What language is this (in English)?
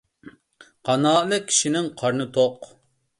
Uyghur